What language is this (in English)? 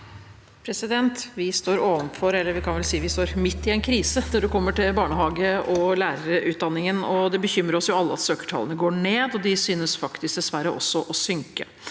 Norwegian